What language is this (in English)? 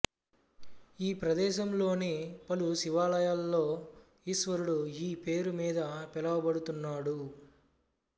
Telugu